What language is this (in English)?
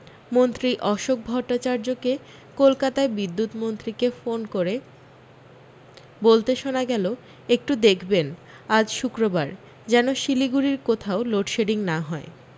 Bangla